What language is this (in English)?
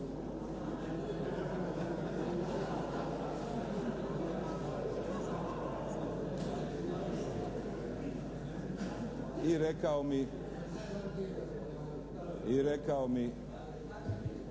Croatian